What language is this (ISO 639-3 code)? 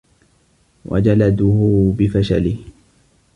ara